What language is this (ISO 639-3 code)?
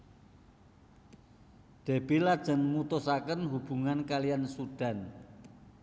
jav